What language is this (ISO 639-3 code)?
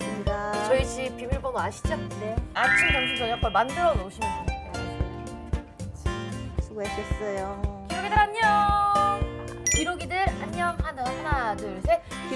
kor